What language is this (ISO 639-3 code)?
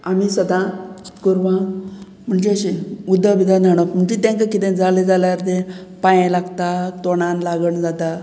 kok